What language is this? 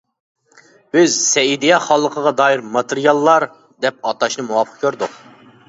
Uyghur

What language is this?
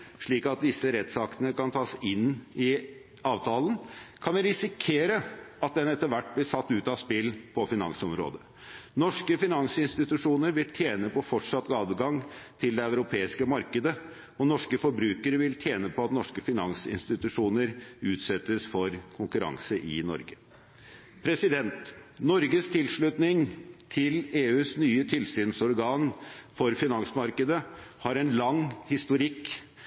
Norwegian Bokmål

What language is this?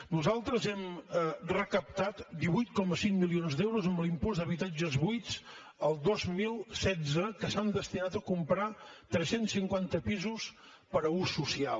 Catalan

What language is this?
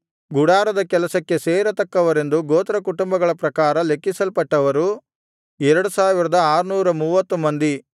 Kannada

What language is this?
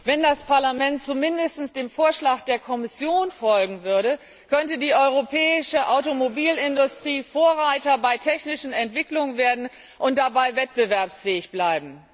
German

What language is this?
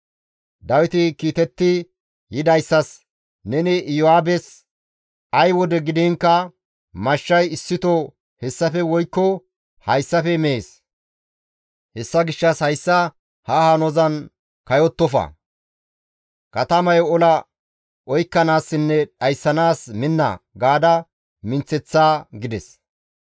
Gamo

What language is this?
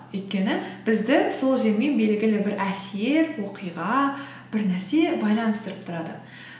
Kazakh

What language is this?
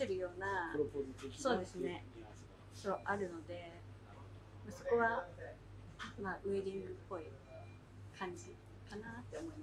Japanese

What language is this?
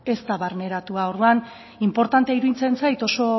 Basque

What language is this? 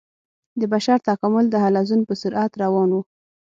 Pashto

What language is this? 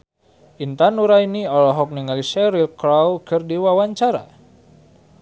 Sundanese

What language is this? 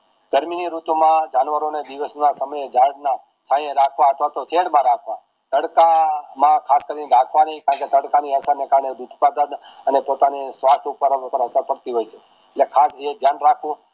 Gujarati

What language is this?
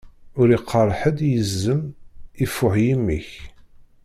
Kabyle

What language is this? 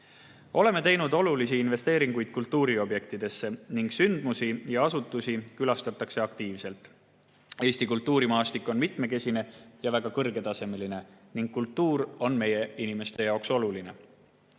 Estonian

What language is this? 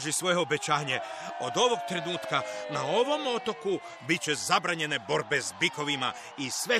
Croatian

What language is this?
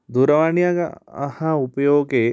Sanskrit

